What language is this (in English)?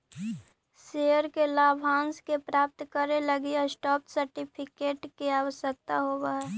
Magahi